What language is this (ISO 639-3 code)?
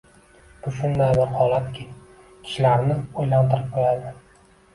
uzb